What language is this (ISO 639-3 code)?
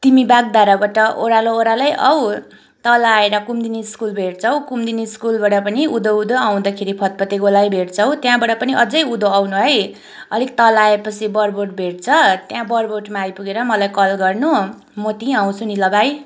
nep